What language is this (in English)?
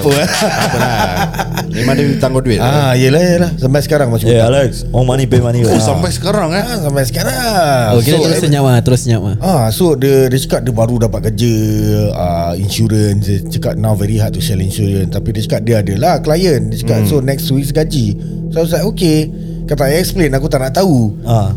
Malay